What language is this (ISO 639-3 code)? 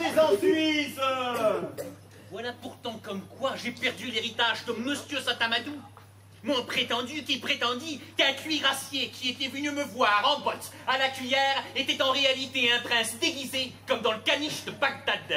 fra